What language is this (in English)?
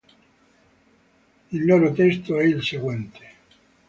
Italian